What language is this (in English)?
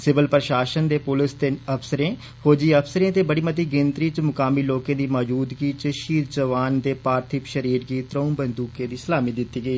Dogri